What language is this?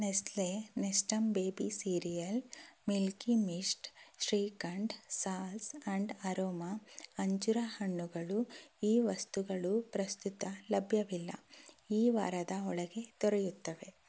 Kannada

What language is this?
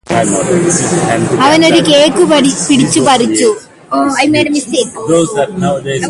Malayalam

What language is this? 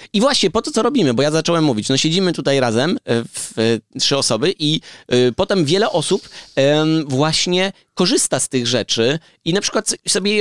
Polish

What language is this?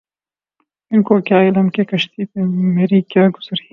Urdu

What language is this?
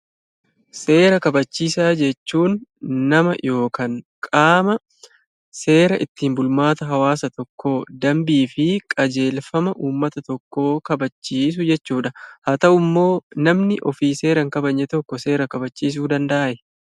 Oromo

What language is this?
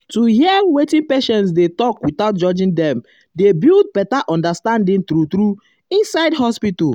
Nigerian Pidgin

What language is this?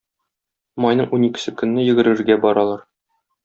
Tatar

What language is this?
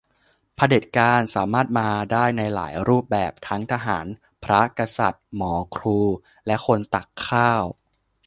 Thai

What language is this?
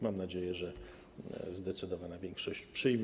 Polish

